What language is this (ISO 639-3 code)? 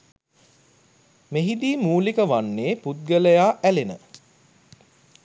sin